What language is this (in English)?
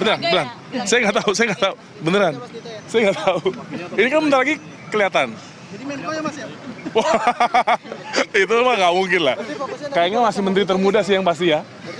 Indonesian